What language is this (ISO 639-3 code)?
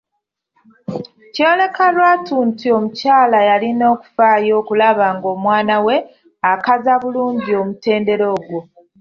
lug